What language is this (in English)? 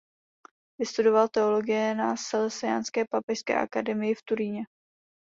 Czech